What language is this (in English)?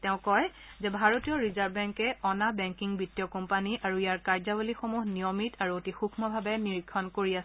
Assamese